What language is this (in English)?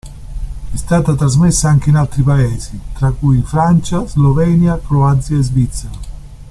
Italian